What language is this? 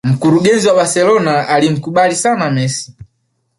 Swahili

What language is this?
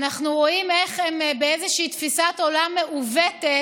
Hebrew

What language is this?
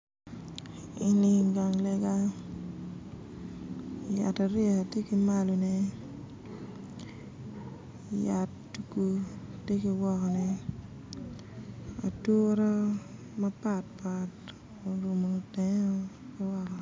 Acoli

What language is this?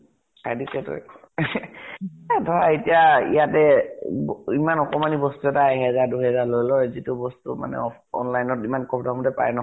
Assamese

